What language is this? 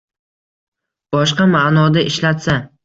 Uzbek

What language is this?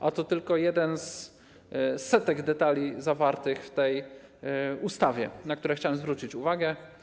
Polish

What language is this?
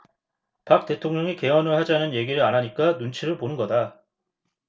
Korean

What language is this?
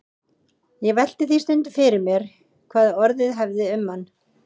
Icelandic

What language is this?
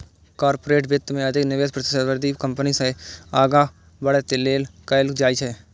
Maithili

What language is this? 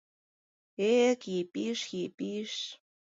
Mari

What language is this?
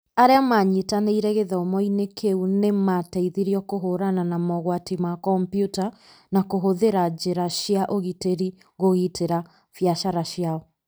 Kikuyu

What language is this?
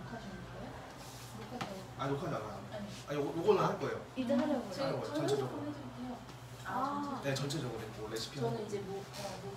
Korean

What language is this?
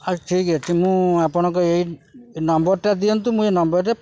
Odia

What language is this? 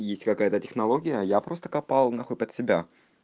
Russian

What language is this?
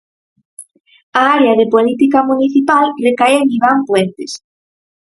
Galician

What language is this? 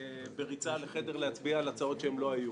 Hebrew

